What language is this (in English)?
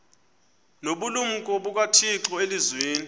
Xhosa